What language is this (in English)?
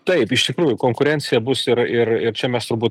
Lithuanian